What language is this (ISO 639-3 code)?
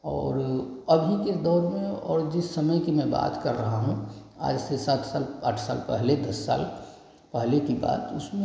hin